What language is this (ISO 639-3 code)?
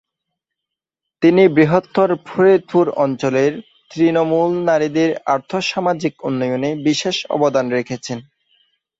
ben